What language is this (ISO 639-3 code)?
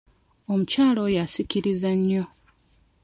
lug